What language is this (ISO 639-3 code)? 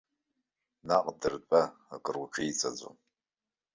abk